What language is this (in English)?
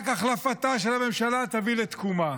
Hebrew